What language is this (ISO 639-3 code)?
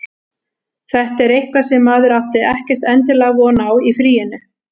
isl